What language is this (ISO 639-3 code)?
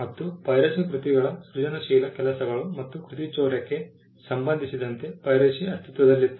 kan